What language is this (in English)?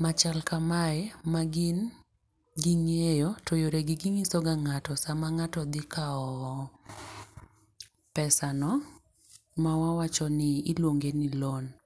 Luo (Kenya and Tanzania)